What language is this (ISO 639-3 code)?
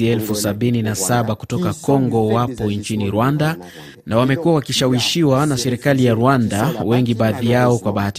swa